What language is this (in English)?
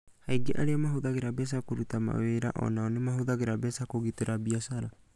Kikuyu